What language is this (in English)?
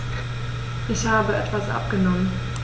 German